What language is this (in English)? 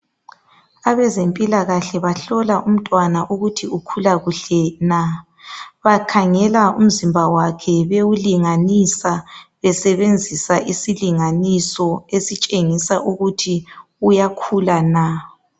North Ndebele